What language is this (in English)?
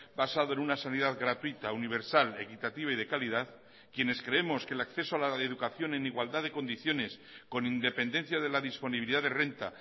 Spanish